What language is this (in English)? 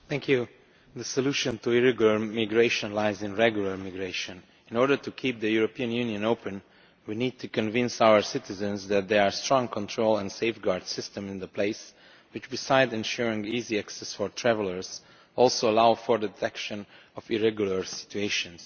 English